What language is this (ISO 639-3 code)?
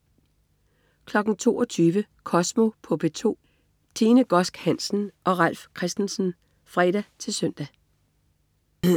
dan